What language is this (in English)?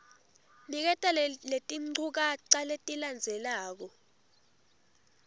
Swati